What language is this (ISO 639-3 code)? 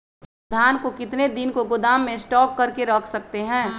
mag